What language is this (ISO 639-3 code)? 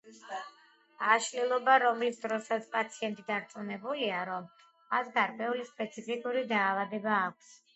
kat